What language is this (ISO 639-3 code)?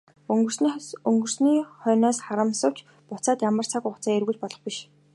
mon